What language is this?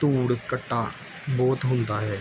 Punjabi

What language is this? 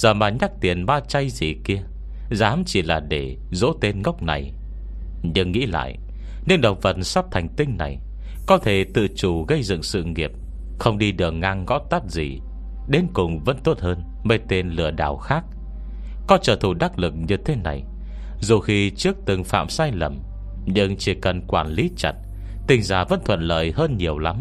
Vietnamese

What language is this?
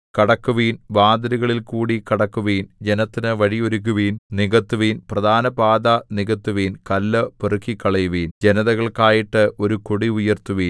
Malayalam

